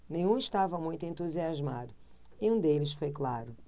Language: Portuguese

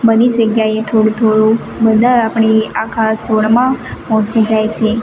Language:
Gujarati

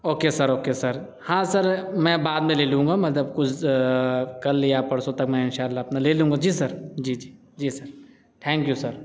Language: Urdu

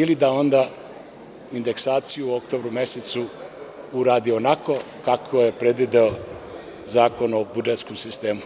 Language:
Serbian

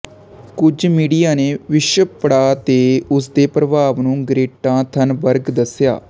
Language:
Punjabi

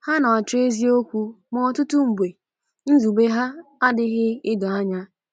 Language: Igbo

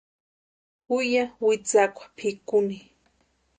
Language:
Western Highland Purepecha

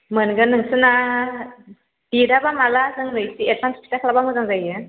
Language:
Bodo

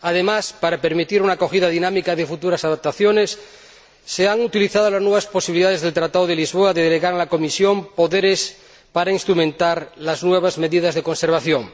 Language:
Spanish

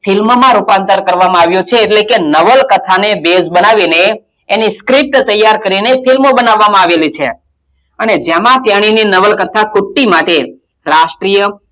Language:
Gujarati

